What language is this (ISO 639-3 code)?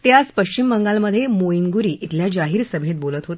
mar